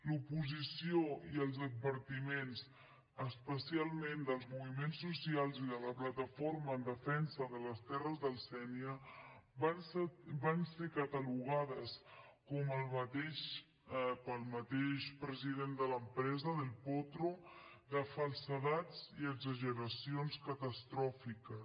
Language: Catalan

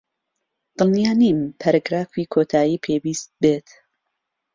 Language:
Central Kurdish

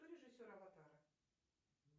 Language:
Russian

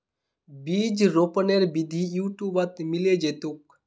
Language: Magahi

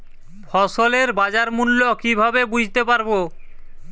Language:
Bangla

